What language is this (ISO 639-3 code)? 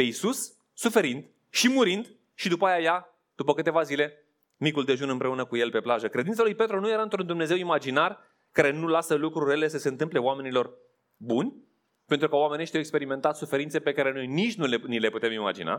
ron